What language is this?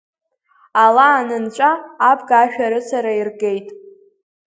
Abkhazian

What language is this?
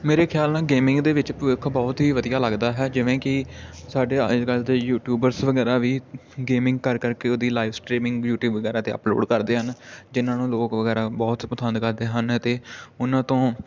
Punjabi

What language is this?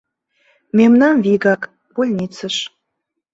Mari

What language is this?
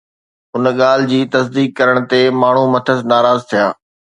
Sindhi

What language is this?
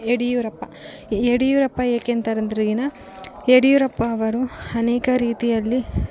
Kannada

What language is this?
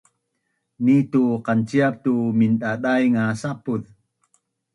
Bunun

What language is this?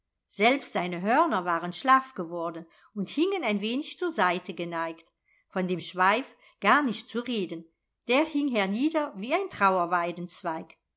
German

